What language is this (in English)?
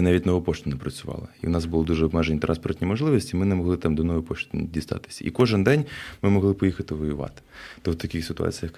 Ukrainian